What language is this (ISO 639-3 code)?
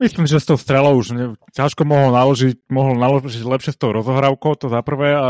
slk